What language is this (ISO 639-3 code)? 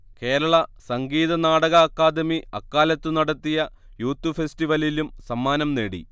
mal